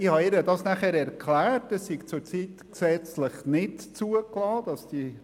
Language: Swiss German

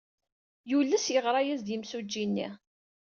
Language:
Kabyle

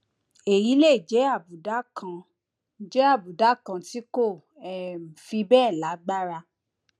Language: Yoruba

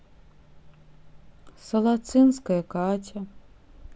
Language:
Russian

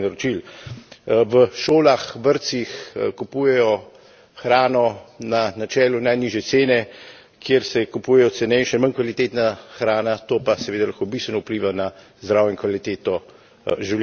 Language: Slovenian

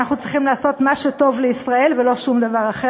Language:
Hebrew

